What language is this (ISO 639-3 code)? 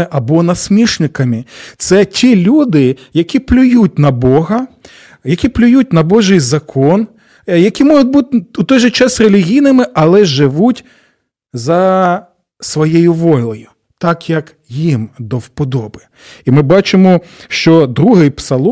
ukr